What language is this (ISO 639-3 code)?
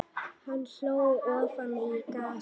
isl